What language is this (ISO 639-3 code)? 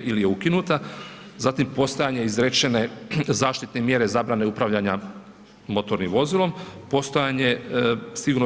hrv